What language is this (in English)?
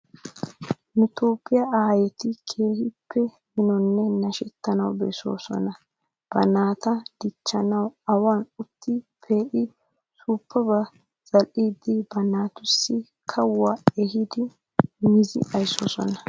Wolaytta